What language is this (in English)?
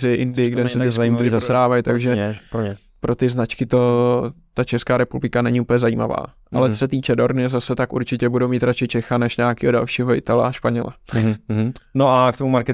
Czech